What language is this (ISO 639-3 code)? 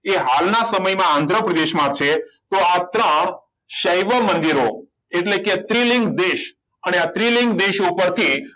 guj